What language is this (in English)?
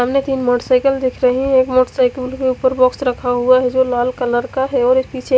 Hindi